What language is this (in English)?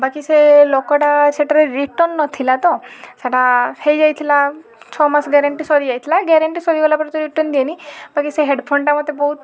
Odia